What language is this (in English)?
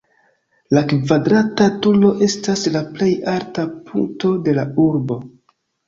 Esperanto